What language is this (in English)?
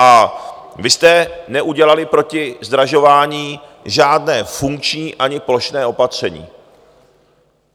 Czech